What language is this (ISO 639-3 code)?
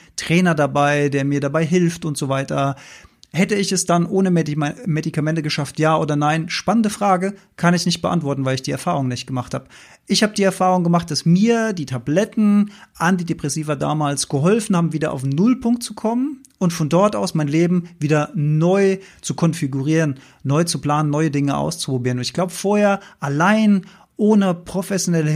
deu